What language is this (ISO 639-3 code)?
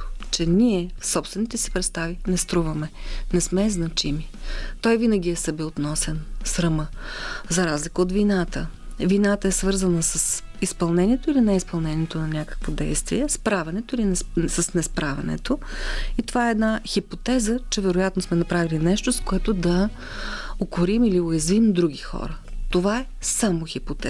bul